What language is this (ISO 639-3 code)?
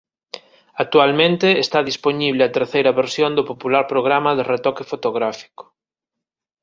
glg